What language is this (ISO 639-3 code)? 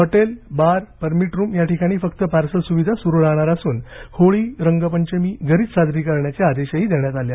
mar